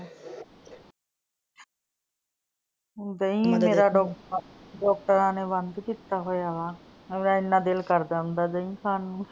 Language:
Punjabi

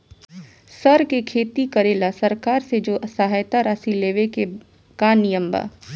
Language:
Bhojpuri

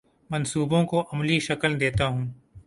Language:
Urdu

